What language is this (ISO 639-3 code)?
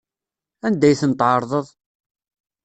kab